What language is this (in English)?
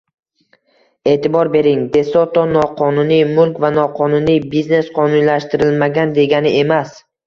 Uzbek